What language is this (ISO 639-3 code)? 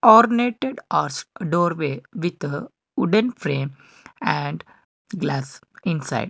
eng